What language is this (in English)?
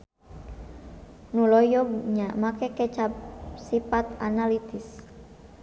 Sundanese